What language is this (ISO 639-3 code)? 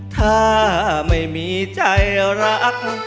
tha